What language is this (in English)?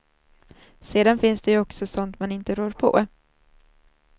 Swedish